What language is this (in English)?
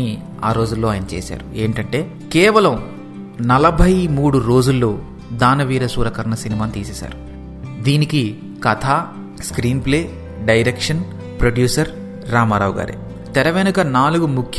Telugu